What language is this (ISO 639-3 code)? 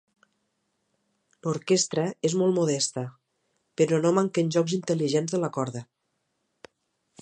cat